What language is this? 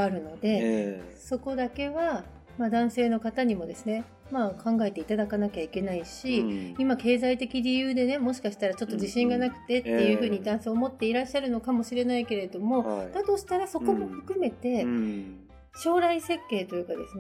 Japanese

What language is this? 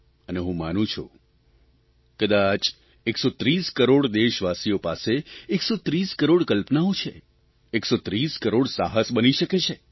Gujarati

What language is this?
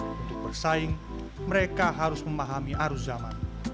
Indonesian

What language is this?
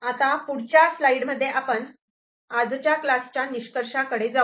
Marathi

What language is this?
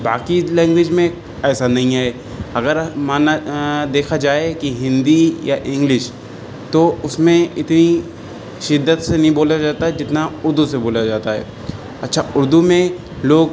Urdu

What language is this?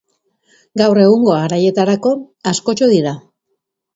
Basque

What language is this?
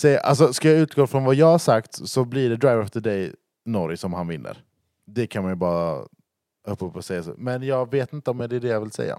Swedish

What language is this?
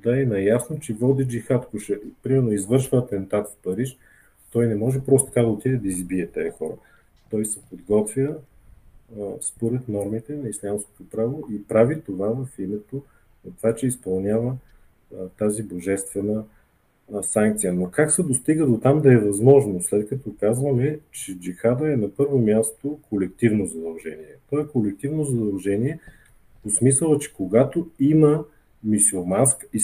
Bulgarian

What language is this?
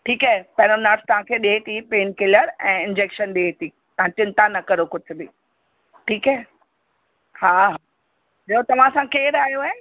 Sindhi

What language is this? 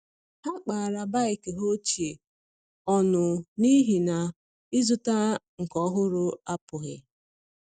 Igbo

